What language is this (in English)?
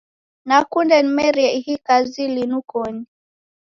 Taita